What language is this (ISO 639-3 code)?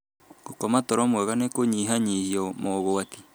kik